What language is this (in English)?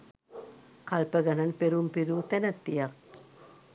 Sinhala